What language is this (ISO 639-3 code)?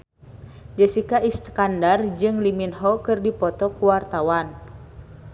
sun